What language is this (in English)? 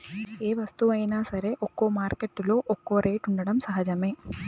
Telugu